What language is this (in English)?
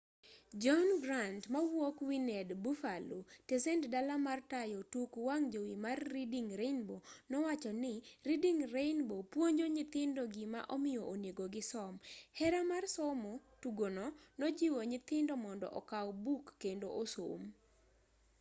Luo (Kenya and Tanzania)